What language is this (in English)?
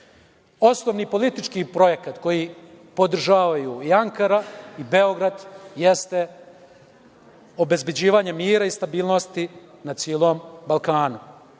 Serbian